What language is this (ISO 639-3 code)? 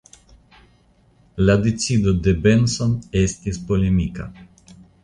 epo